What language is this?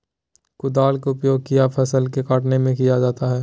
Magahi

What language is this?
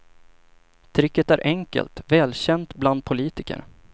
Swedish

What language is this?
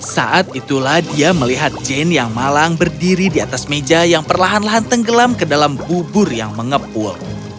Indonesian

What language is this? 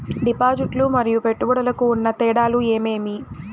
Telugu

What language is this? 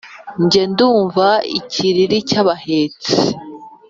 Kinyarwanda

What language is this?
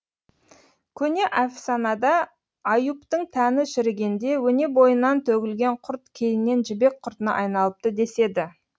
Kazakh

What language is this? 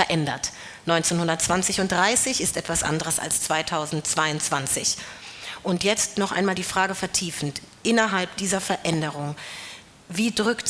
German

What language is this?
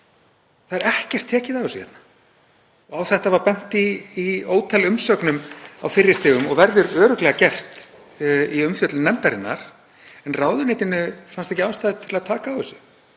Icelandic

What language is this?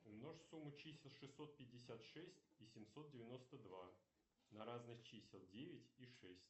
Russian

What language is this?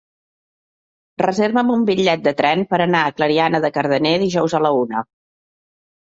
Catalan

